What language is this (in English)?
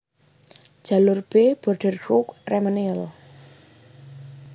Javanese